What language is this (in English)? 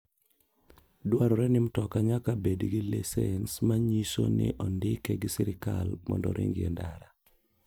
Luo (Kenya and Tanzania)